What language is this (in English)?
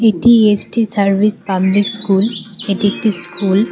Bangla